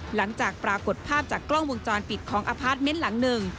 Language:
Thai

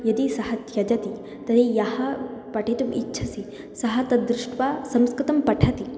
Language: Sanskrit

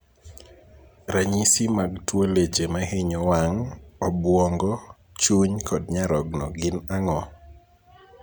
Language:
Luo (Kenya and Tanzania)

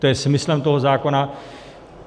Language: Czech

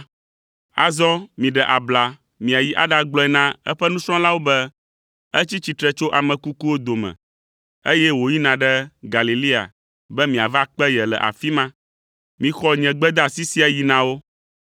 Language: Ewe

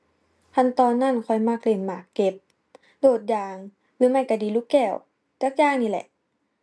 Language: Thai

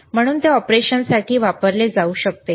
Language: Marathi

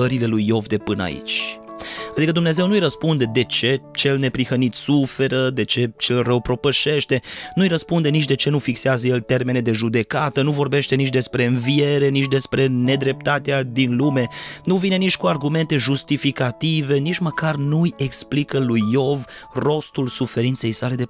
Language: Romanian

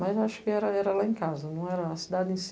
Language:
Portuguese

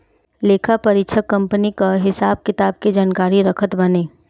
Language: Bhojpuri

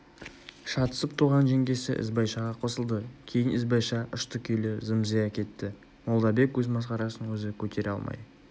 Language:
Kazakh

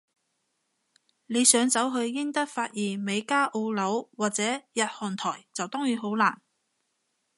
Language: Cantonese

